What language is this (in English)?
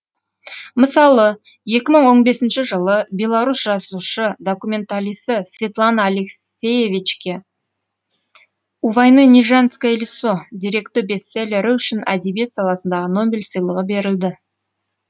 Kazakh